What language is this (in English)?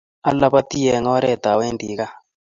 Kalenjin